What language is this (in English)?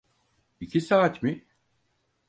Turkish